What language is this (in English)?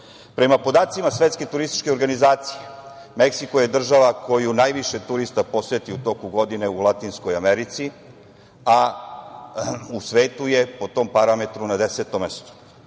Serbian